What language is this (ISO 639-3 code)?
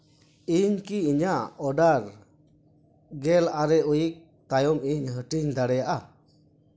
sat